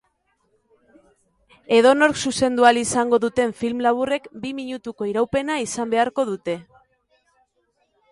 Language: Basque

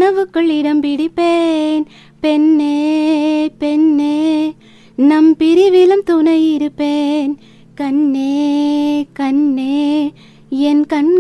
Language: Tamil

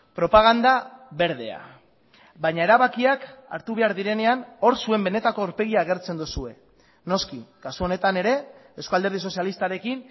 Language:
Basque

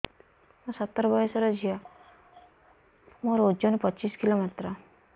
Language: Odia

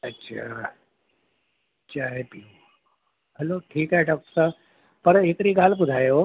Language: Sindhi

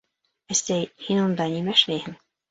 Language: Bashkir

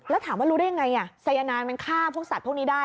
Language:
Thai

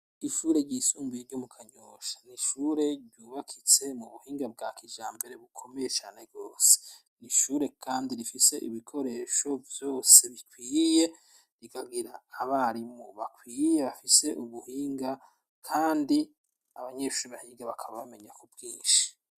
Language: Rundi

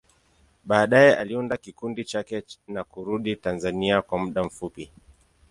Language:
Swahili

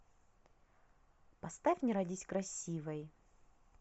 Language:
Russian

